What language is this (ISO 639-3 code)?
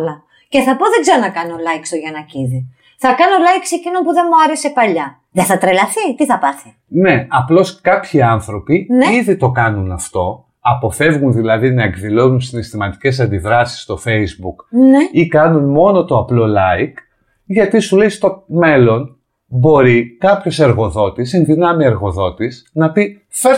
ell